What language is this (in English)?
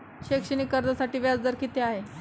Marathi